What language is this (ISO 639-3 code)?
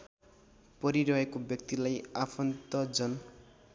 nep